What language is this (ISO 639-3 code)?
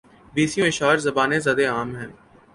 urd